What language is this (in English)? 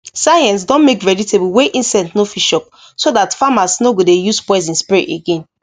Nigerian Pidgin